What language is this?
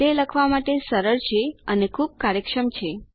Gujarati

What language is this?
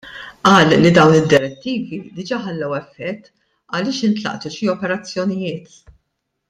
Maltese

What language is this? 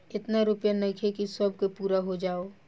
Bhojpuri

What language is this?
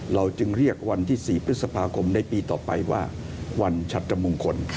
Thai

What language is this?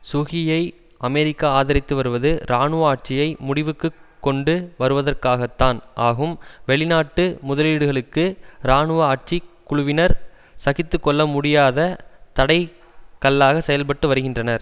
Tamil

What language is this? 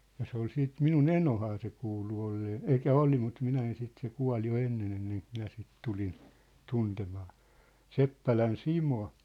Finnish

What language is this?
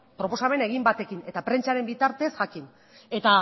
Basque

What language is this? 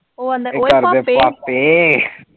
Punjabi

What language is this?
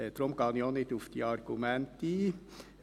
Swiss German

